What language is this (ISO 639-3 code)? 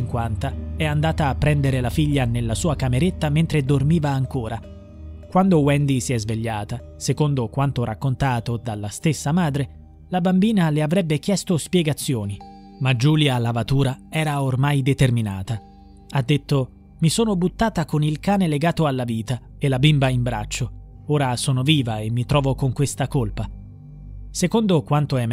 ita